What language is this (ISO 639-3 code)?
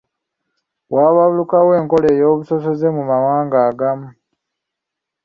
lug